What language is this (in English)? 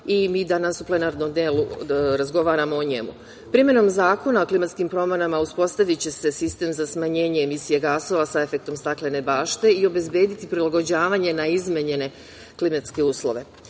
Serbian